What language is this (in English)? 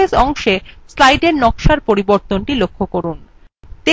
Bangla